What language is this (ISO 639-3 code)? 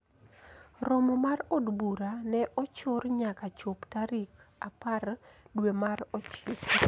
luo